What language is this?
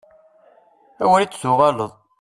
Kabyle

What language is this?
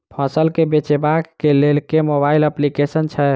Maithili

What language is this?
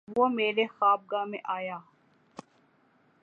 Urdu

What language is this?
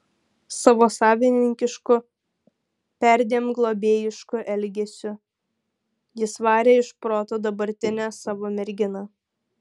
Lithuanian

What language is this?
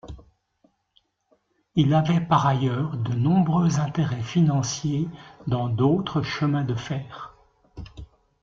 French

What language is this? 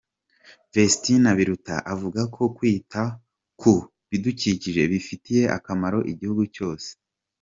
Kinyarwanda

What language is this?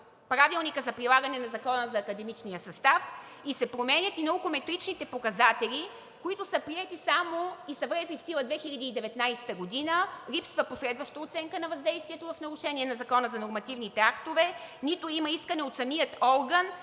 Bulgarian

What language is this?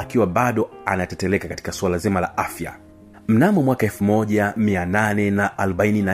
Swahili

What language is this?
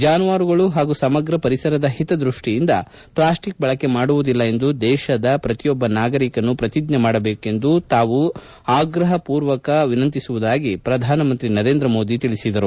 Kannada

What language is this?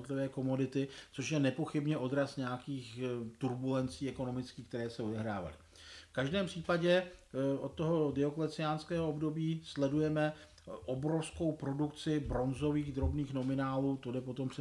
Czech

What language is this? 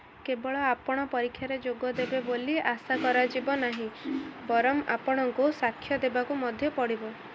Odia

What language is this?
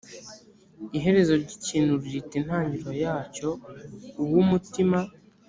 Kinyarwanda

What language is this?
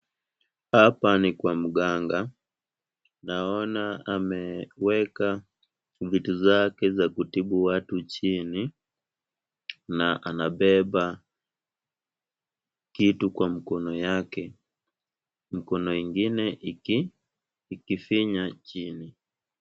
Swahili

